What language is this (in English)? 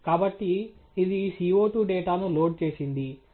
Telugu